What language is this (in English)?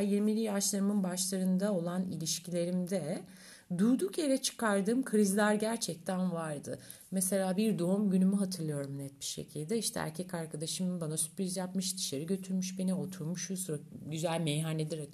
Turkish